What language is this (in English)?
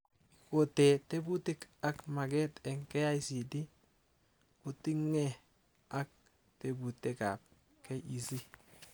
Kalenjin